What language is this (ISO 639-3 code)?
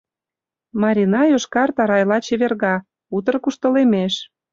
chm